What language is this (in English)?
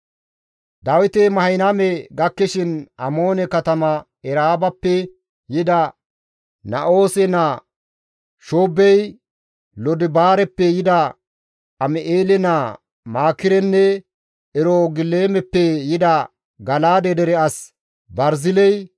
Gamo